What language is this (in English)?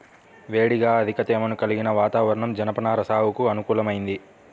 Telugu